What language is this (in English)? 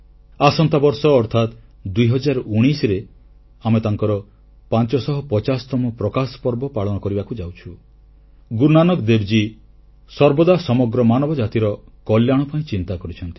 Odia